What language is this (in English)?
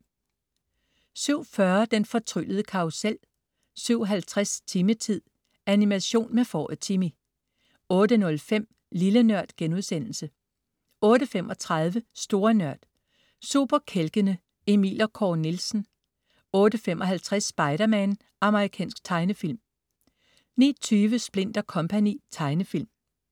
Danish